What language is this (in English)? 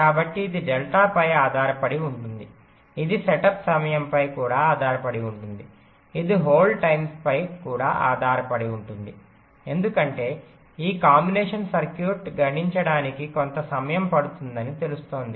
Telugu